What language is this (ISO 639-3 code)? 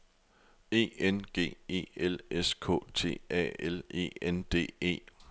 dan